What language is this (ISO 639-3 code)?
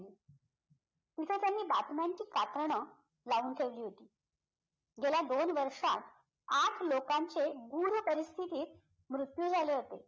mar